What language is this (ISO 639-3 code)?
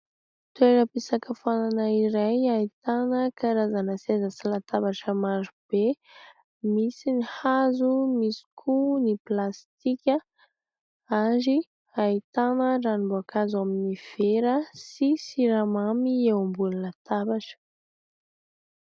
mlg